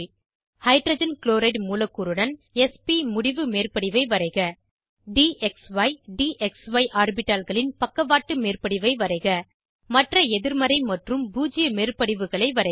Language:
Tamil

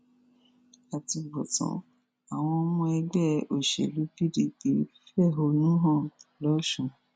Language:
Yoruba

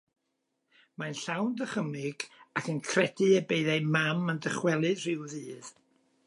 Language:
Welsh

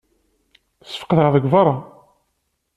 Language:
Kabyle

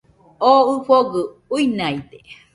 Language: Nüpode Huitoto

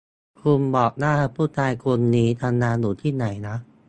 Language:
Thai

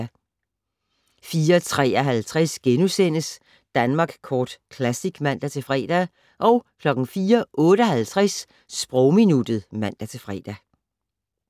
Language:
Danish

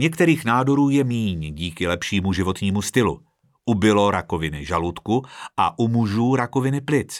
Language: Czech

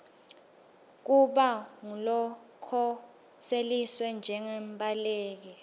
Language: Swati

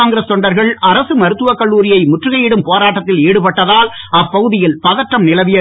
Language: Tamil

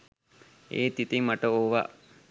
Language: Sinhala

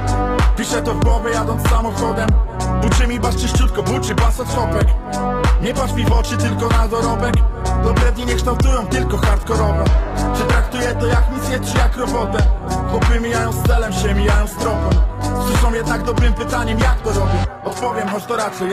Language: Polish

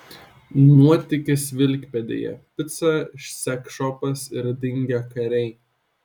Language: Lithuanian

